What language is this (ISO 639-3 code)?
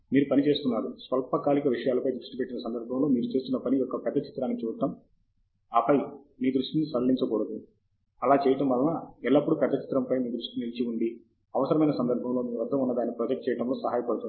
tel